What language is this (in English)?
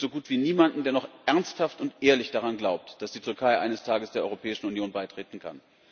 German